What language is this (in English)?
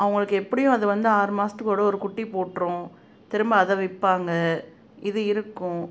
Tamil